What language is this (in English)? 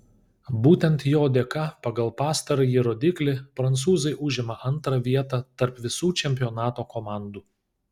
Lithuanian